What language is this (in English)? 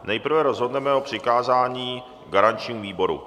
Czech